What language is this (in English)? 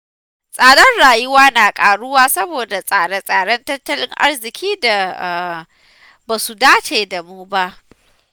Hausa